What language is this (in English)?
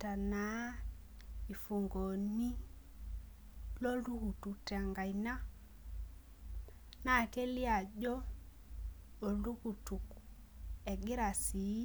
Masai